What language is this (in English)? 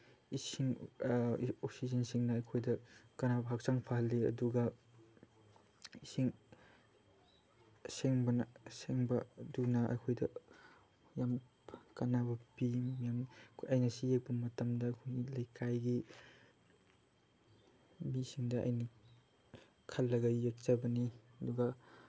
Manipuri